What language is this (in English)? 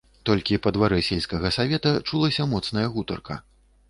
Belarusian